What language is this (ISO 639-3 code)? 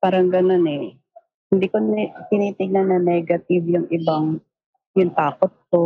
fil